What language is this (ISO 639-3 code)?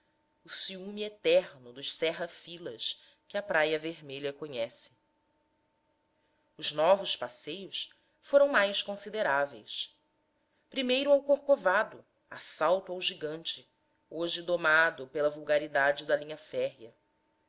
por